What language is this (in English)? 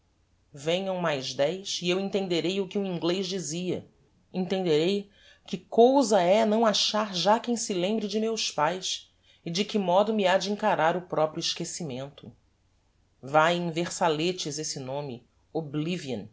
Portuguese